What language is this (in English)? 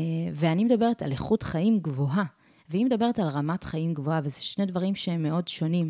Hebrew